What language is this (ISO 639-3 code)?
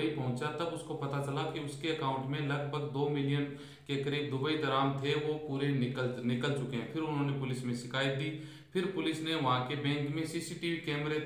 hin